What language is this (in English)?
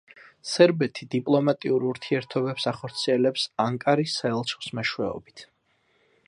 Georgian